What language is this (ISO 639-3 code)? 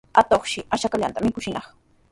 qws